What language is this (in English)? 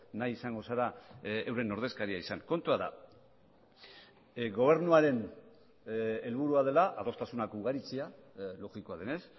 Basque